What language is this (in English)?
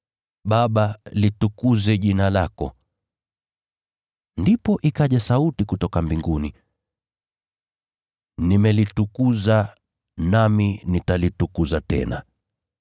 Swahili